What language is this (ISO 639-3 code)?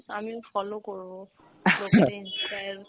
ben